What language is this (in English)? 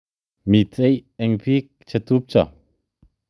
Kalenjin